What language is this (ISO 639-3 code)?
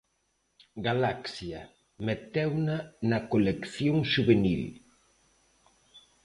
glg